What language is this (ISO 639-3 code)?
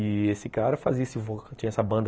por